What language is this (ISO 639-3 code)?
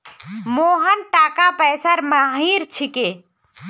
mag